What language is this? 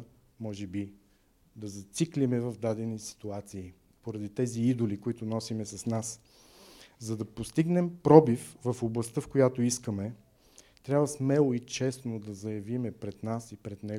Bulgarian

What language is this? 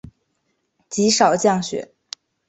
Chinese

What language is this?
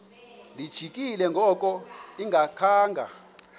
Xhosa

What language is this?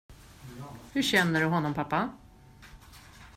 Swedish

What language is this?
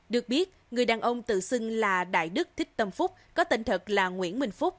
Vietnamese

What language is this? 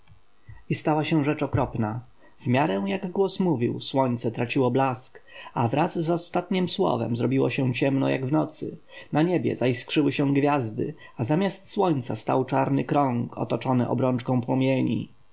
Polish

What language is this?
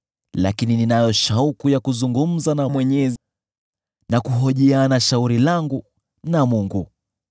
Swahili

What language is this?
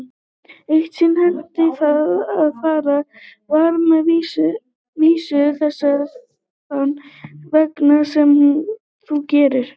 Icelandic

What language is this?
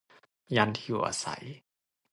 Thai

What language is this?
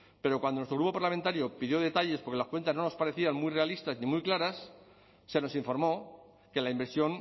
Spanish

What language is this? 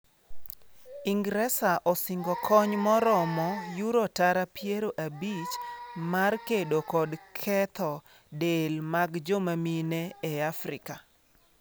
Luo (Kenya and Tanzania)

